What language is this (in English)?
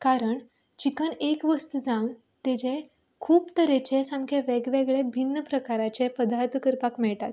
Konkani